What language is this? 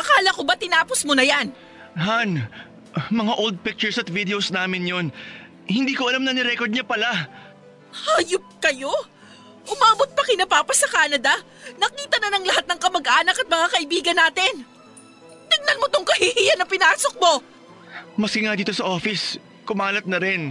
Filipino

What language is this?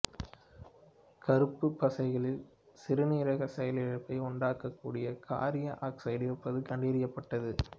Tamil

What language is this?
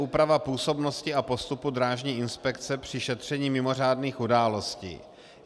Czech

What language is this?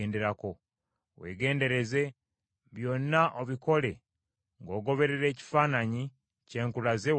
Ganda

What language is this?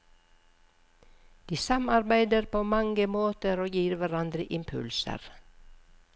Norwegian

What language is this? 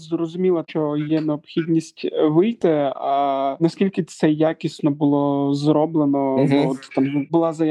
Ukrainian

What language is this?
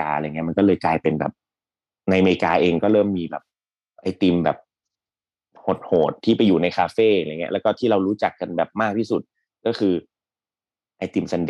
Thai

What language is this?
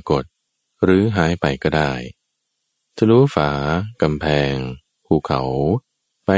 Thai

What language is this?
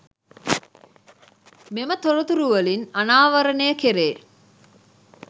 Sinhala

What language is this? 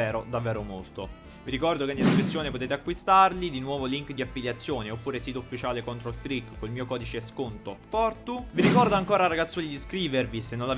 Italian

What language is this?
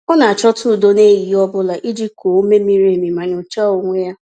Igbo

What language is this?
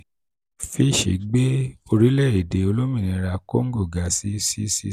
Yoruba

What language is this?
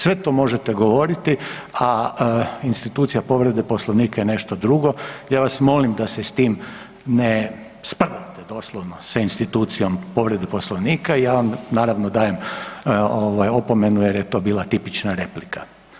Croatian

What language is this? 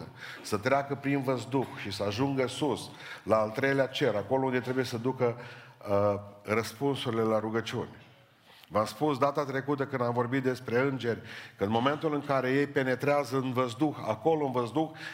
Romanian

